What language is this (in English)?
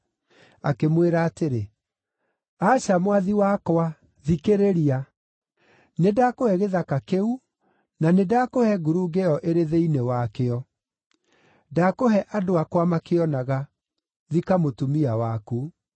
Kikuyu